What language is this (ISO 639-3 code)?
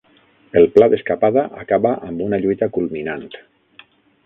cat